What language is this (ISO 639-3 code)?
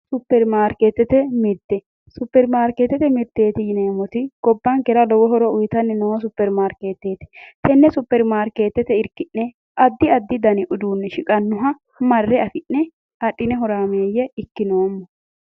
sid